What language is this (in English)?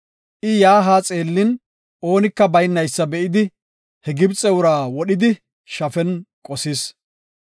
Gofa